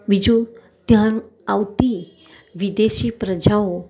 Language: Gujarati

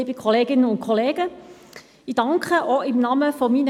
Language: Swiss German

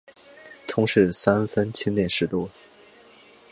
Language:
Chinese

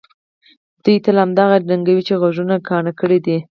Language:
Pashto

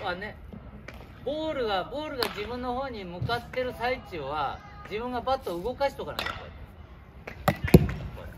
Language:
Japanese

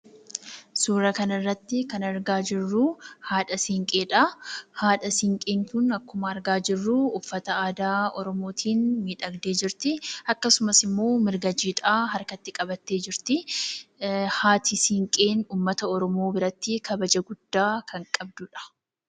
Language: Oromo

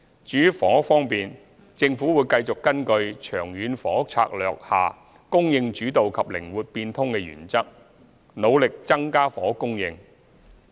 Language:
Cantonese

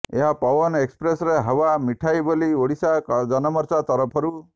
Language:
Odia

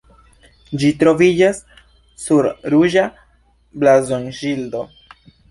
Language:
Esperanto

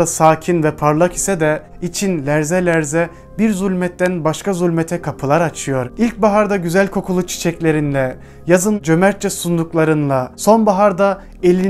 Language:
Turkish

